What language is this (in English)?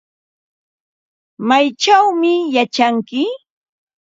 Ambo-Pasco Quechua